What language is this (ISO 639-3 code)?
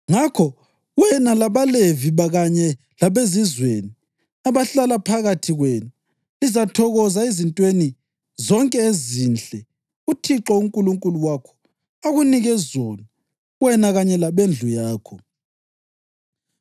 nde